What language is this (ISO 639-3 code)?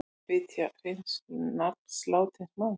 isl